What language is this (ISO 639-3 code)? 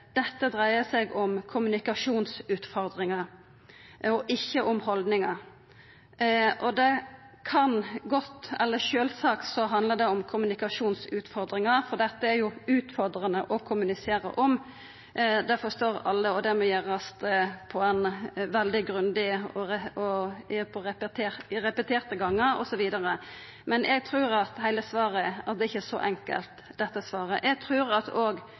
nno